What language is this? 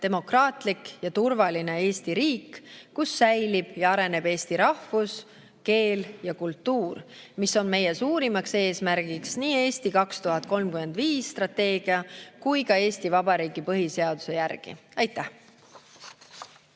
Estonian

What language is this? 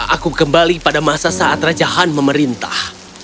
Indonesian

